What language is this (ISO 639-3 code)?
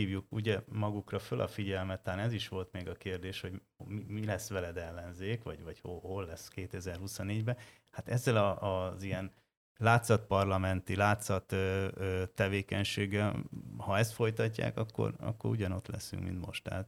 hun